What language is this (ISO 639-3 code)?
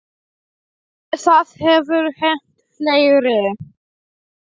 isl